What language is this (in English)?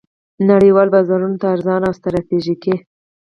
Pashto